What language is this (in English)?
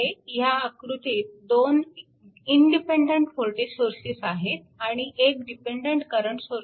Marathi